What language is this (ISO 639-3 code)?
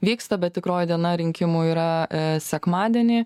lit